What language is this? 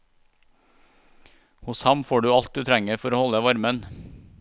Norwegian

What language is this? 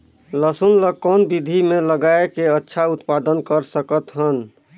Chhattisgarhi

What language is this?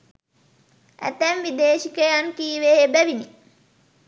Sinhala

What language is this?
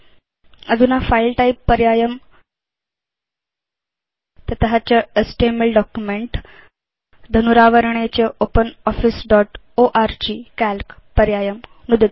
Sanskrit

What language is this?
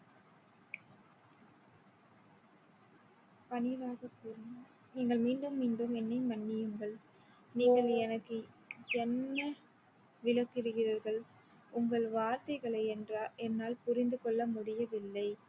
Tamil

